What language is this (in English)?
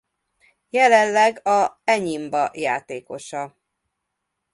Hungarian